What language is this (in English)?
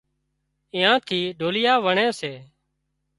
Wadiyara Koli